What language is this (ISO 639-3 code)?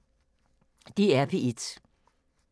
dan